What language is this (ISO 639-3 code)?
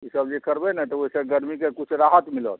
mai